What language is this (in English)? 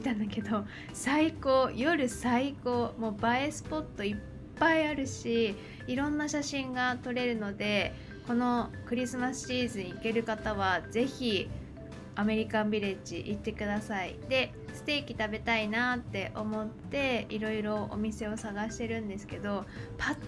Japanese